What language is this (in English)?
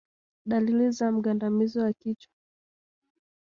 Swahili